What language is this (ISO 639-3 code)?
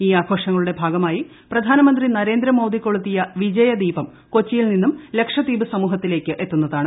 mal